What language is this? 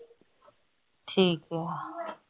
Punjabi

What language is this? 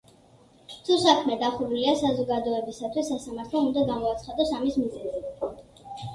Georgian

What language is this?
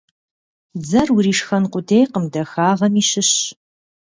Kabardian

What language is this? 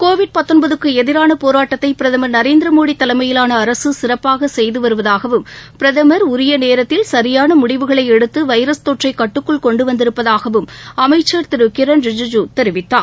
Tamil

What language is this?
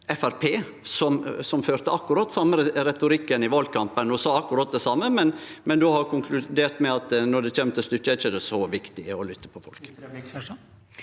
Norwegian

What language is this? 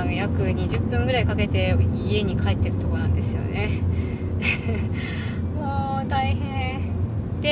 Japanese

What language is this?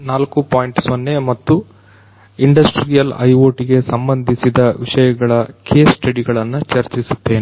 Kannada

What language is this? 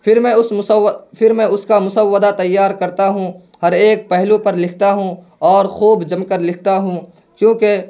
Urdu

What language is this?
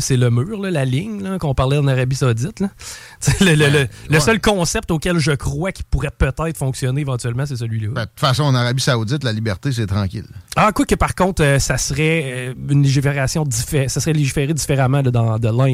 French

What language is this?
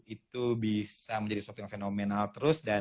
Indonesian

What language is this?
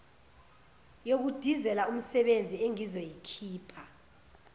Zulu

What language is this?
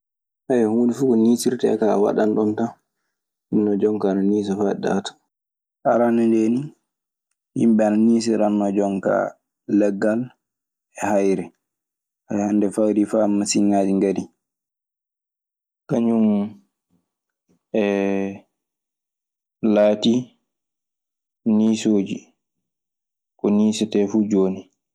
Maasina Fulfulde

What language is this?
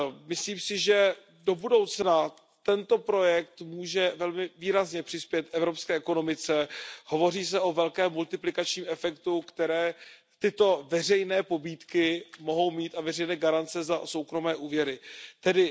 Czech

